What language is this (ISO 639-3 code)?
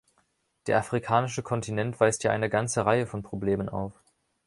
deu